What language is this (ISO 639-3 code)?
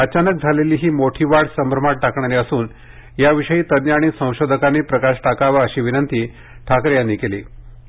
mar